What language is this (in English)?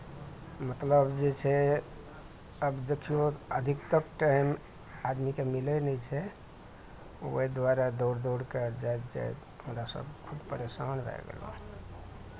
Maithili